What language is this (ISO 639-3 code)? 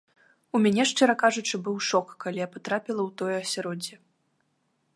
bel